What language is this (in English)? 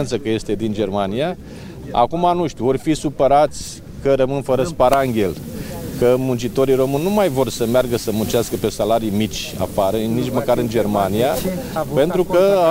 Romanian